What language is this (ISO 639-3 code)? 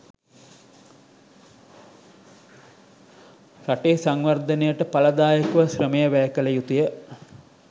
sin